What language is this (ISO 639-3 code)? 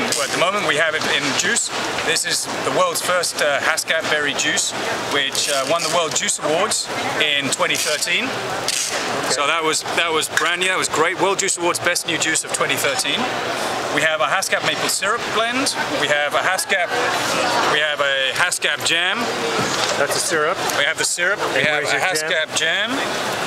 eng